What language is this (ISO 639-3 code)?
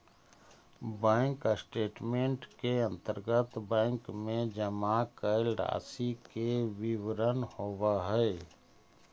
mag